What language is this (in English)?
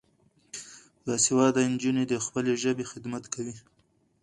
Pashto